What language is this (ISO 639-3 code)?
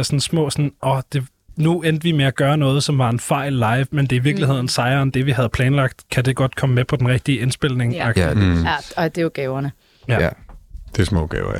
dan